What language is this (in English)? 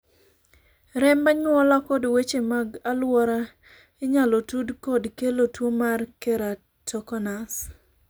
Luo (Kenya and Tanzania)